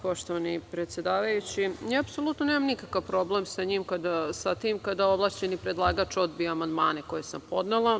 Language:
Serbian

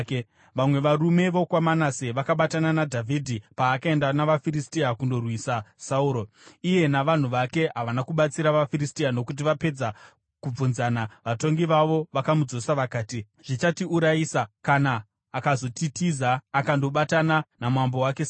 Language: Shona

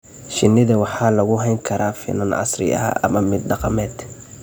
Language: Somali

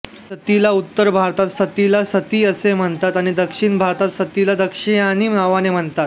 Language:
Marathi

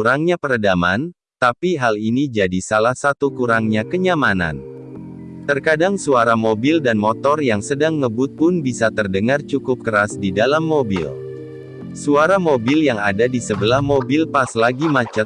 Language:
Indonesian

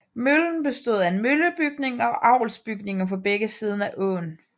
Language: Danish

